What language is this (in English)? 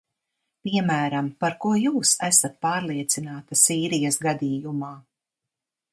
Latvian